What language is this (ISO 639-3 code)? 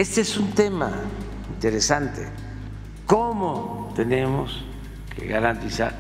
spa